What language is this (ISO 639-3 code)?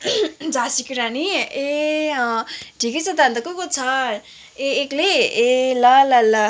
nep